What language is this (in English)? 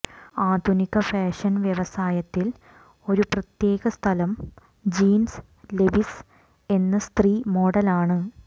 Malayalam